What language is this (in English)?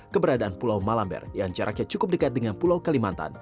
Indonesian